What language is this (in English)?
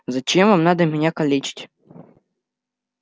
Russian